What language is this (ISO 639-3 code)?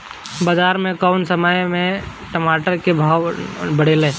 bho